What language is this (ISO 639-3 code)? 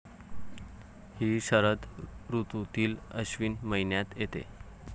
mar